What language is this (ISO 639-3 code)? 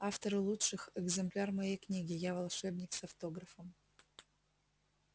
rus